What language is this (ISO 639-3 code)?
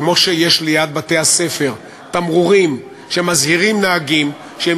heb